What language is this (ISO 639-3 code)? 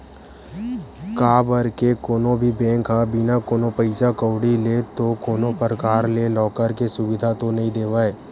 hne